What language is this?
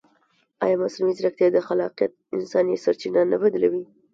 Pashto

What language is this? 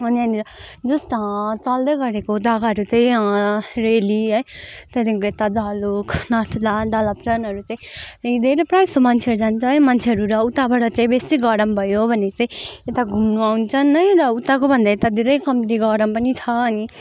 Nepali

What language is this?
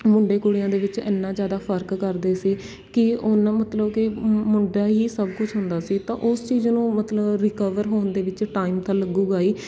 Punjabi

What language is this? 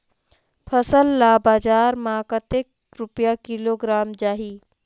Chhattisgarhi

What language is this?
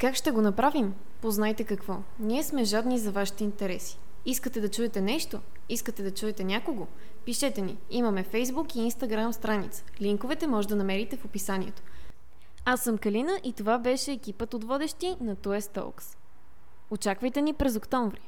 Bulgarian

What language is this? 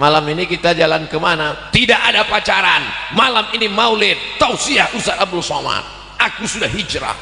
Indonesian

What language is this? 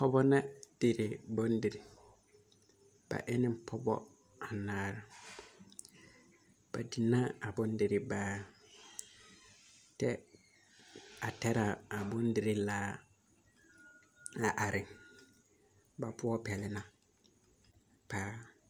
Southern Dagaare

